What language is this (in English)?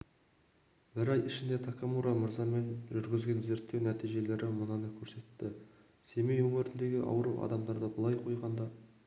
Kazakh